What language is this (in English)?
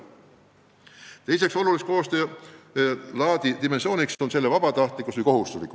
Estonian